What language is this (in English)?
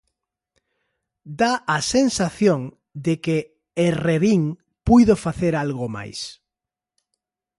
Galician